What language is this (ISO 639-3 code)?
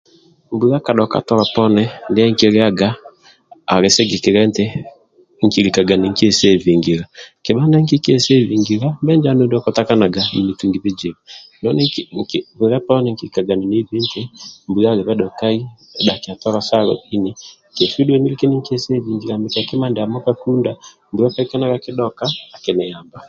rwm